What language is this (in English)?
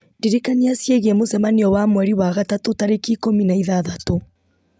Kikuyu